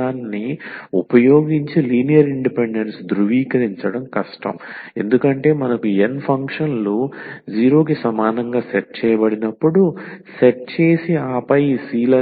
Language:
Telugu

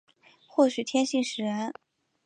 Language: Chinese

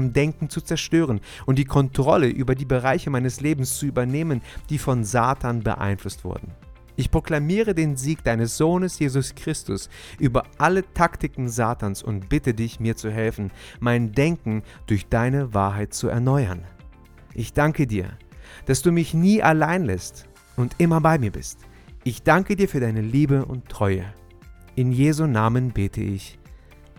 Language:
German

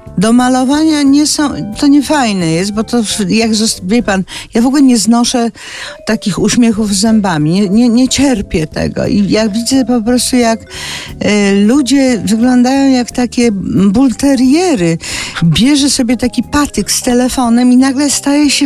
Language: Polish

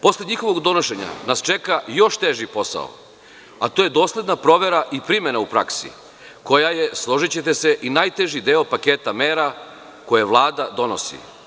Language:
Serbian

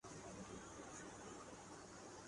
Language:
Urdu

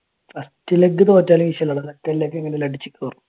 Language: Malayalam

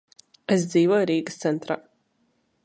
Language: Latvian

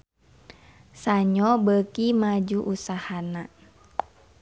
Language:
Sundanese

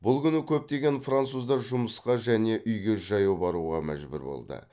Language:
Kazakh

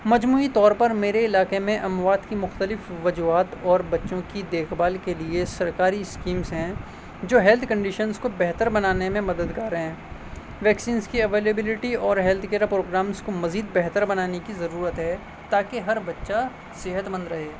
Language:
Urdu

